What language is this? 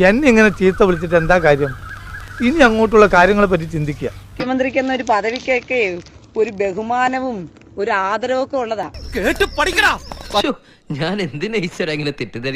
Indonesian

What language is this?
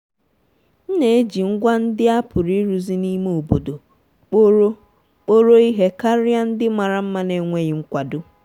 Igbo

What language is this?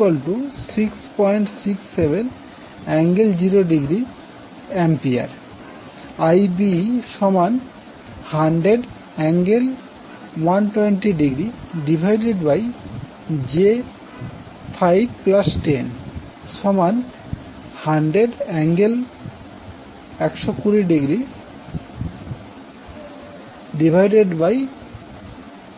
Bangla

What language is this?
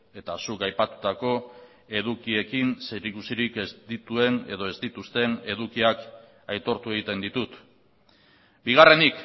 Basque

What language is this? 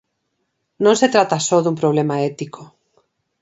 Galician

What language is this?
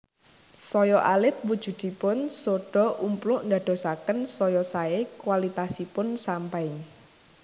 Javanese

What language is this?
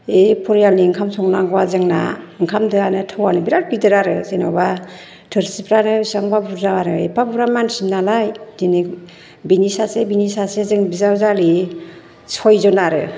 Bodo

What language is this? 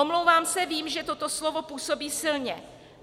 Czech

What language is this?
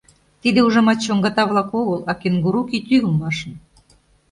Mari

